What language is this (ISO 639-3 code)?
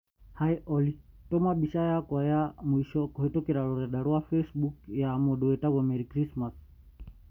kik